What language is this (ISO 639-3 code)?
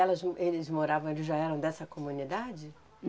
por